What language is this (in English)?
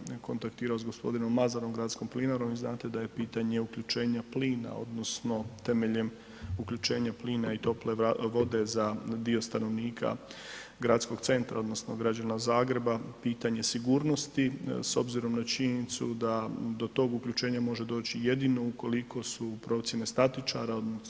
Croatian